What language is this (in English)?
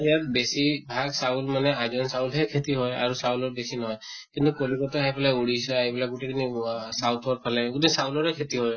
Assamese